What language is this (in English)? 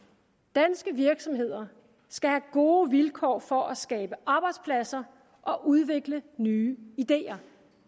Danish